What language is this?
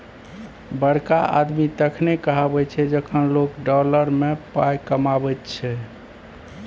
Maithili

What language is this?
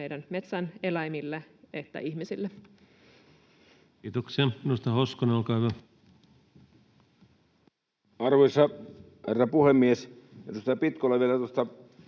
Finnish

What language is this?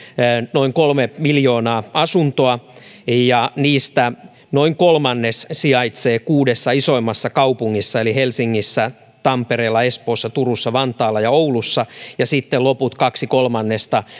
Finnish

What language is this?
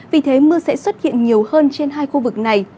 Vietnamese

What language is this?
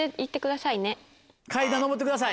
Japanese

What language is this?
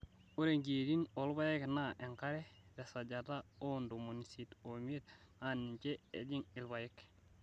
Masai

